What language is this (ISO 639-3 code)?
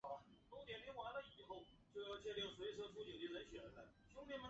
zho